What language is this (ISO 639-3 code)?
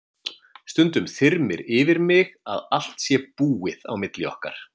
isl